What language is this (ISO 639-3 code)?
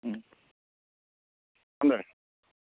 mni